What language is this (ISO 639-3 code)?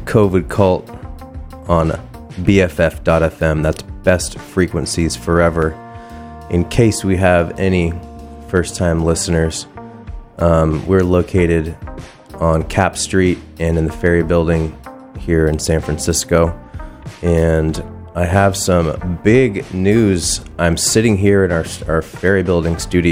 eng